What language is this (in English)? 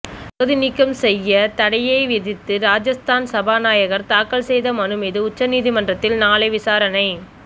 Tamil